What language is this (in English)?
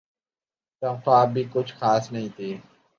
Urdu